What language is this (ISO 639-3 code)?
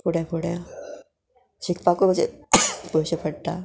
kok